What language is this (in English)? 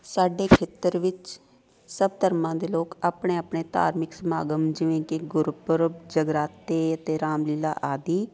Punjabi